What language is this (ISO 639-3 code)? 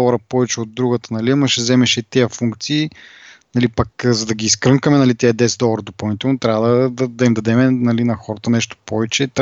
bul